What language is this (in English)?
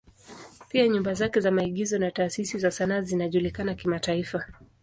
Swahili